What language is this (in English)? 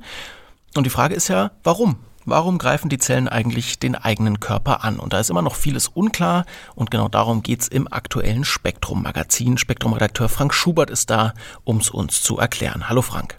German